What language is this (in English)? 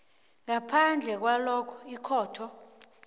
South Ndebele